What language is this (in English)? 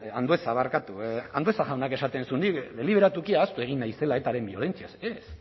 Basque